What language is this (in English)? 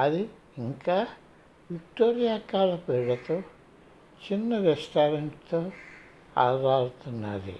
Telugu